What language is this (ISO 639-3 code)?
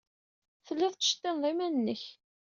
kab